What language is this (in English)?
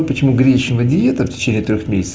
Russian